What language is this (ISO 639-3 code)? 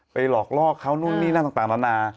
tha